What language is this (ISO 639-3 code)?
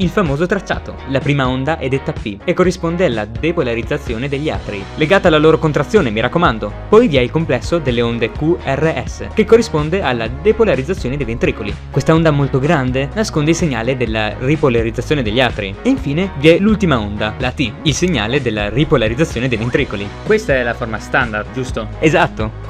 ita